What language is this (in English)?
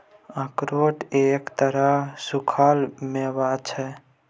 Maithili